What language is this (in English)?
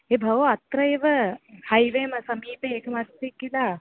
Sanskrit